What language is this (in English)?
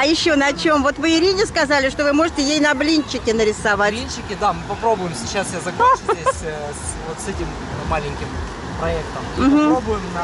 Russian